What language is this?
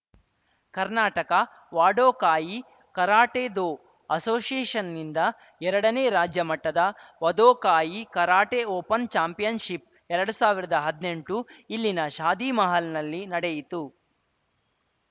Kannada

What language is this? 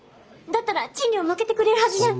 Japanese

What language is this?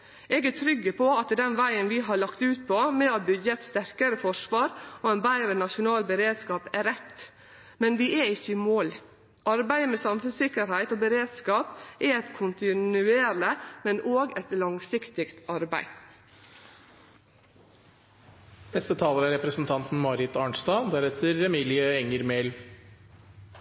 Norwegian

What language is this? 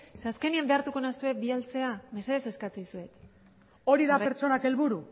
Basque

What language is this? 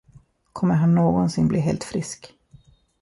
Swedish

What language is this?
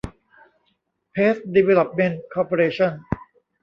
Thai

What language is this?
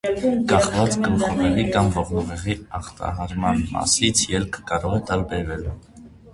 Armenian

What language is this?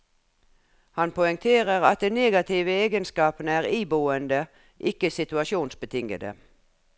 Norwegian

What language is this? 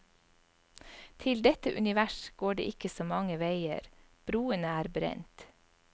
Norwegian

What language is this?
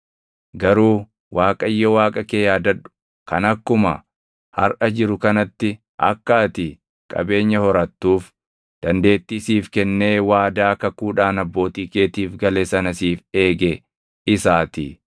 Oromo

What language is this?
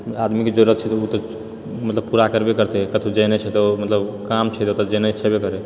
Maithili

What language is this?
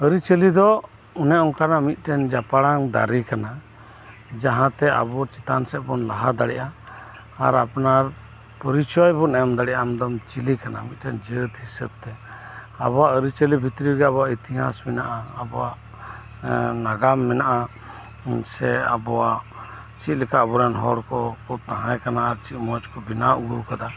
Santali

